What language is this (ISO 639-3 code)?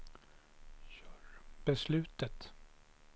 swe